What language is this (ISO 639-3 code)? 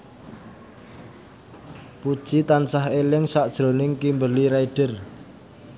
jav